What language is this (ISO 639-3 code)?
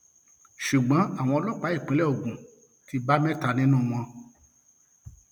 yor